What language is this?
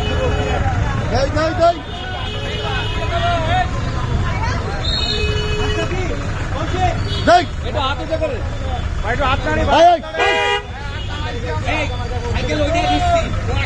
Arabic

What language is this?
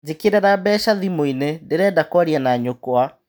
Kikuyu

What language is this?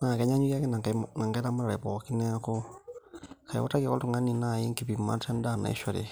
Masai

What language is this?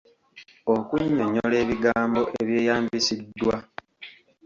Ganda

